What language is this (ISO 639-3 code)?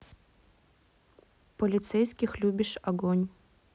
rus